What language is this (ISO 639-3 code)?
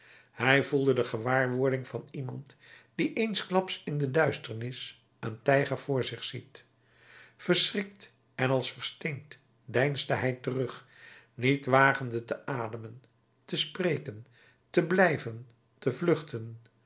nld